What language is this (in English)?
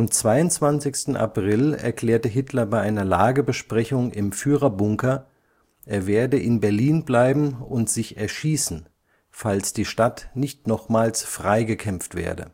German